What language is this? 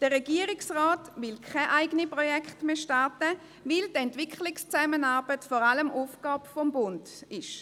Swiss German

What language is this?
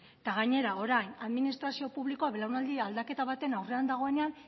Basque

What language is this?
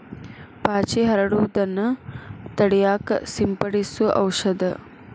Kannada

